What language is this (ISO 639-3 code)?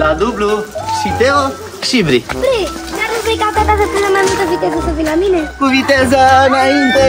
ron